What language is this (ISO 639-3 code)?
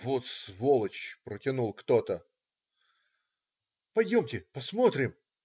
rus